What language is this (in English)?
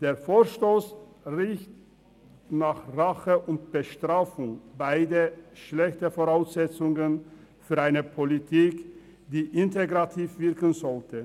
Swiss German